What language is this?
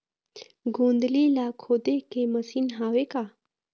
Chhattisgarhi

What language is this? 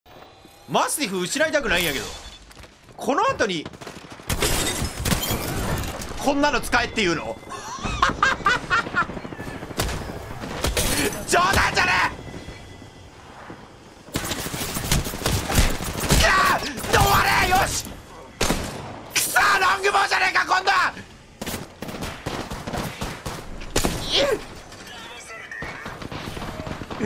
Japanese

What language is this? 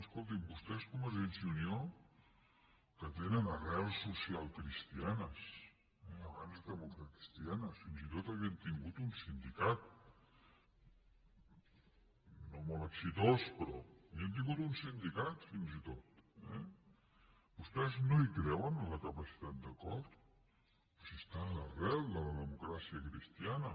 Catalan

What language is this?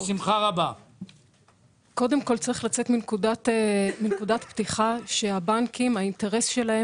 Hebrew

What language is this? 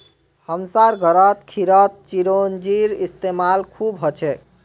Magahi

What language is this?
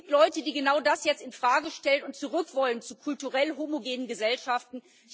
German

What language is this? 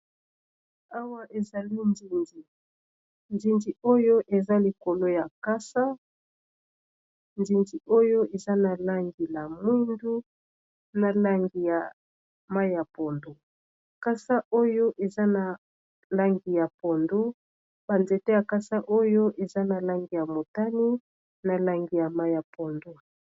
Lingala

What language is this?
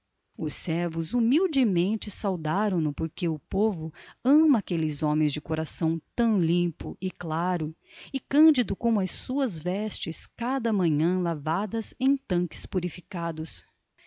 Portuguese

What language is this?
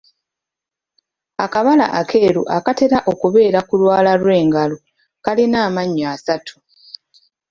Ganda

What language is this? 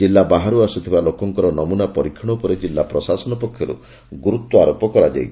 Odia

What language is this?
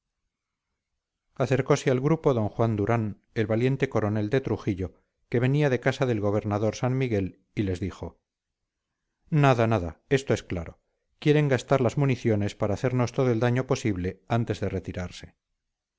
Spanish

